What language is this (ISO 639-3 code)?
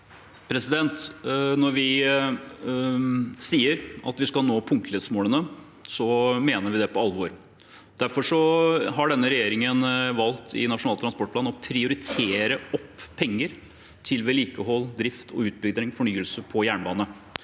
nor